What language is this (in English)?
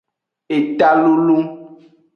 Aja (Benin)